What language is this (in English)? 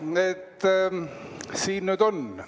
Estonian